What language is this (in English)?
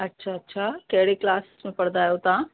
Sindhi